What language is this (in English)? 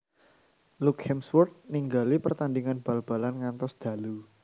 Javanese